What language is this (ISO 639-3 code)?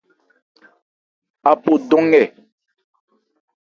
ebr